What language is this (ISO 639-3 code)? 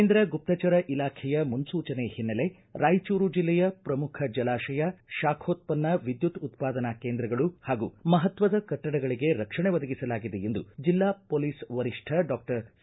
kan